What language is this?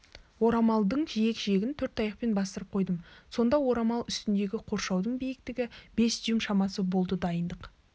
Kazakh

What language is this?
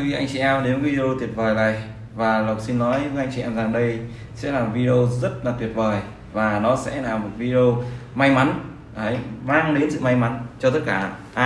Vietnamese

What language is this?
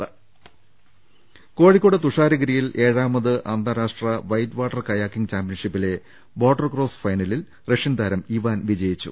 Malayalam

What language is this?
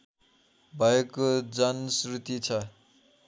Nepali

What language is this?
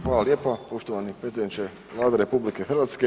Croatian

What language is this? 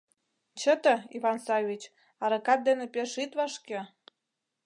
Mari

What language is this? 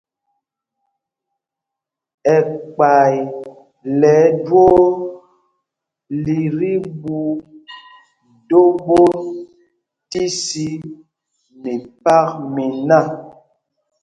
Mpumpong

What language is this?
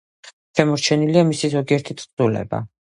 Georgian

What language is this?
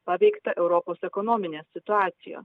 Lithuanian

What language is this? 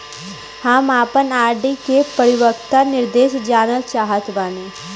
Bhojpuri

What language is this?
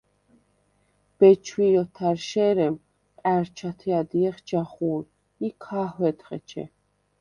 Svan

